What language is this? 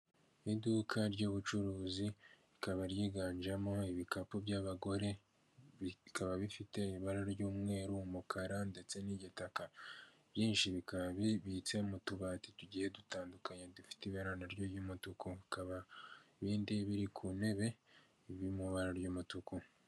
Kinyarwanda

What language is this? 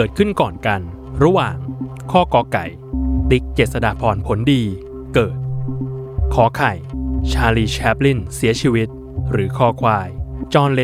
Thai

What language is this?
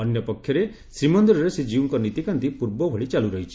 Odia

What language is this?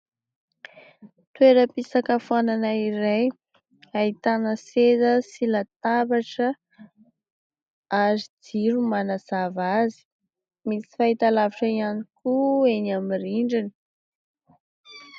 Malagasy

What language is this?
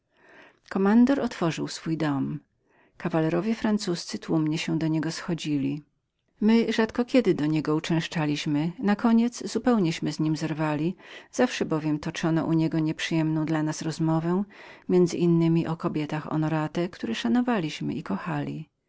Polish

